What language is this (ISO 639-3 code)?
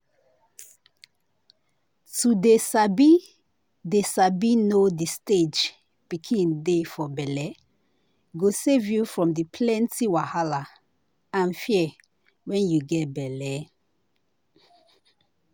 pcm